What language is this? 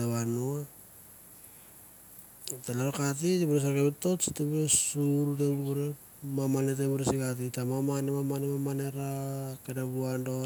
Mandara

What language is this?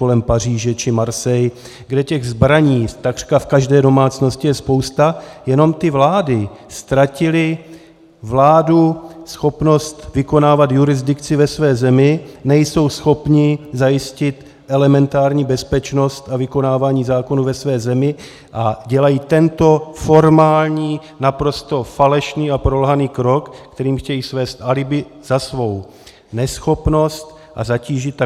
Czech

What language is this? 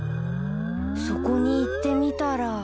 Japanese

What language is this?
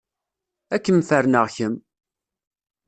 Kabyle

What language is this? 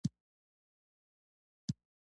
Pashto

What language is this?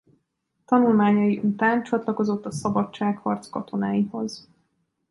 Hungarian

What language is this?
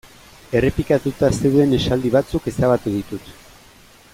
Basque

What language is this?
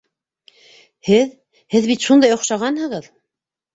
Bashkir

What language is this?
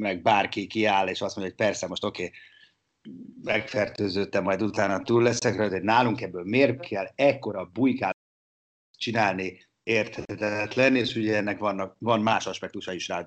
Hungarian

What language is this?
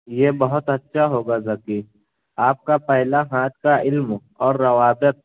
Urdu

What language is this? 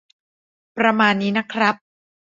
Thai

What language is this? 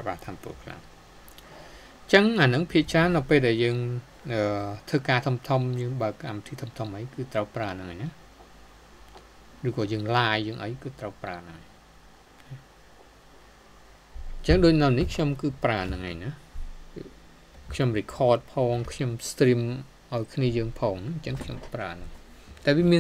Thai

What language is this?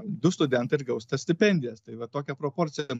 Lithuanian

